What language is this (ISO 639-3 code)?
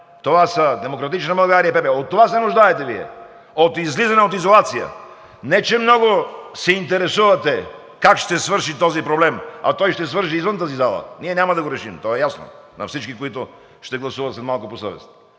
bul